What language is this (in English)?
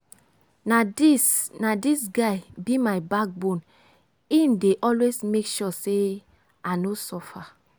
Nigerian Pidgin